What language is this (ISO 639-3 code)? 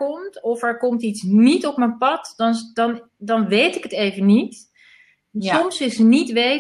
nld